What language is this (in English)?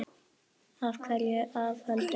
Icelandic